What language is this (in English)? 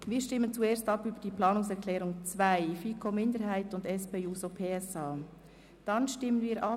Swiss German